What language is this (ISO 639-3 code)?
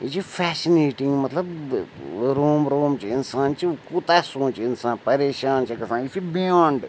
kas